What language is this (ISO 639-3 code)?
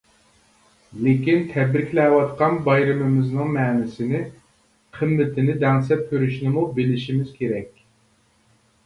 uig